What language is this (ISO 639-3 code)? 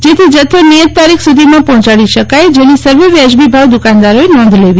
guj